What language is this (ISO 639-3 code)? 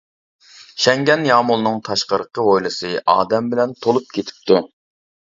uig